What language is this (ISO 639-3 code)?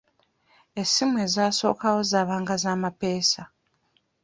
lug